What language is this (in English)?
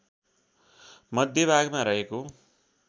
Nepali